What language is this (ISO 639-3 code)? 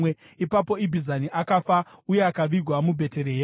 sna